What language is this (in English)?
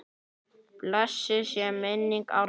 Icelandic